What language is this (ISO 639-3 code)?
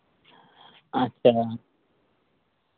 sat